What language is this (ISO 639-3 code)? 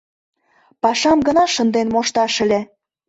chm